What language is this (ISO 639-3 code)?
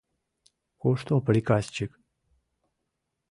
chm